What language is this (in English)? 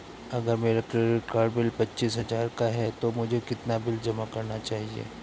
Hindi